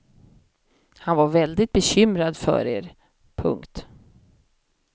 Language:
Swedish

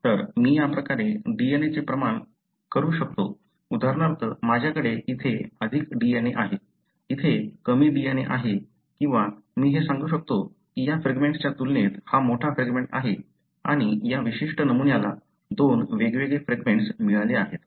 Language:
Marathi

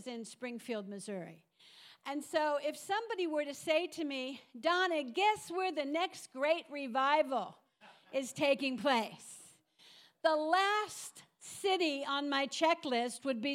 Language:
English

